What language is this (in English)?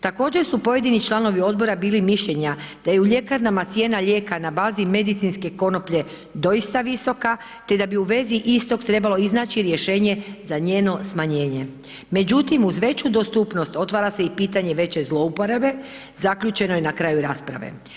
Croatian